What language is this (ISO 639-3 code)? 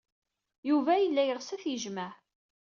kab